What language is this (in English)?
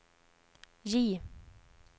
Swedish